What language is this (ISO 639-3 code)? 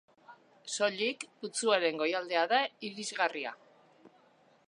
eus